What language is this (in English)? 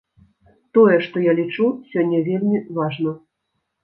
Belarusian